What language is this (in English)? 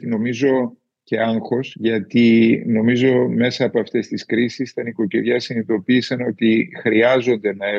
Greek